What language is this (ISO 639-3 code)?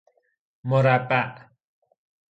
fas